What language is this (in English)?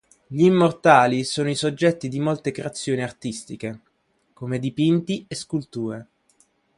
Italian